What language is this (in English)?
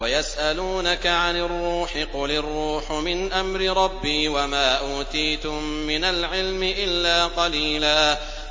Arabic